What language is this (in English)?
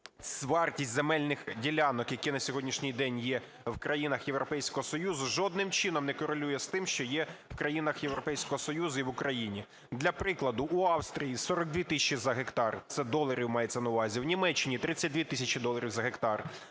Ukrainian